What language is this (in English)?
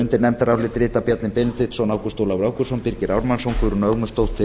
Icelandic